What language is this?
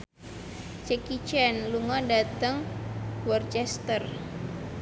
Javanese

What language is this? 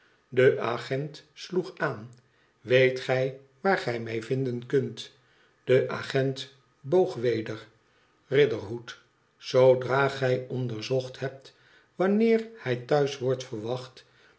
Dutch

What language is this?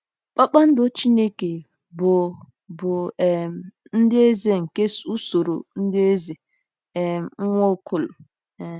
Igbo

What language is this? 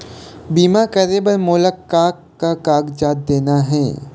Chhattisgarhi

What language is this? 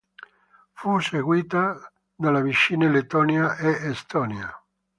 Italian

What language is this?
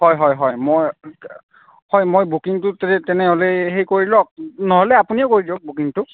Assamese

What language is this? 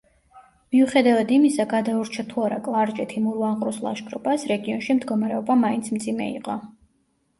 Georgian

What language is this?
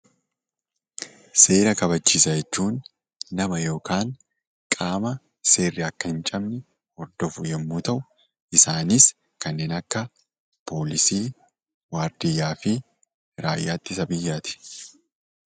Oromo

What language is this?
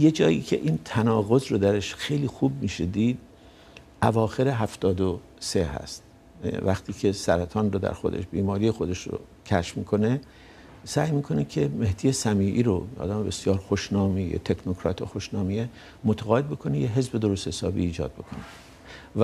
Persian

